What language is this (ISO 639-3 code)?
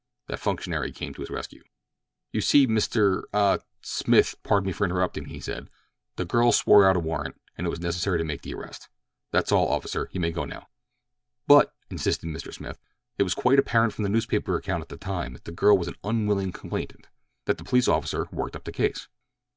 eng